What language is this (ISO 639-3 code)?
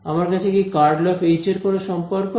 ben